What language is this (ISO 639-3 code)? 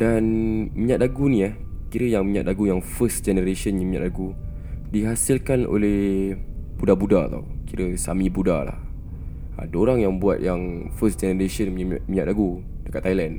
msa